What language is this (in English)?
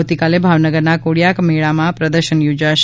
Gujarati